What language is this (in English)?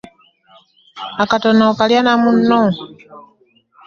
Ganda